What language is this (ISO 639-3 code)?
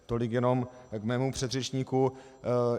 ces